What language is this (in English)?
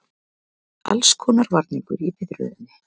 Icelandic